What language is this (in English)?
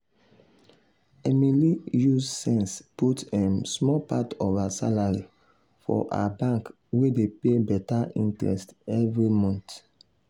Nigerian Pidgin